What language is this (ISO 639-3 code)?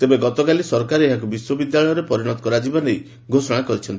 ori